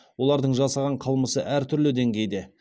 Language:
Kazakh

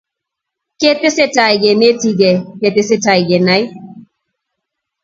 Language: Kalenjin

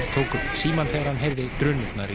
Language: Icelandic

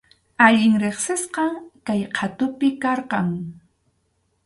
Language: Arequipa-La Unión Quechua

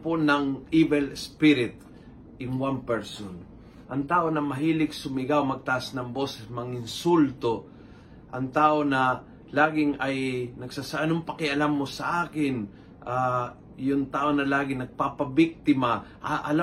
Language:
Filipino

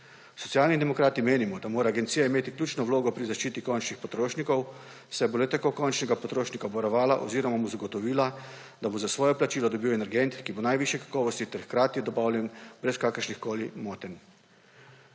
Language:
Slovenian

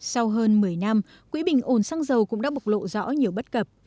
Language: Vietnamese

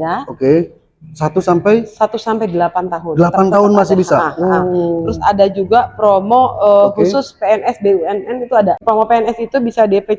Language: Indonesian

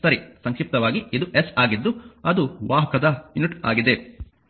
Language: Kannada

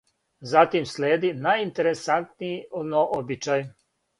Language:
Serbian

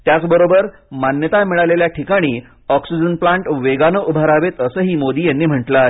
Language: Marathi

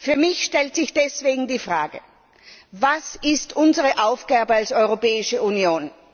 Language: German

